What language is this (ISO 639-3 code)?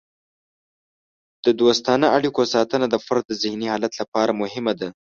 pus